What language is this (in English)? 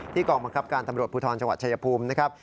Thai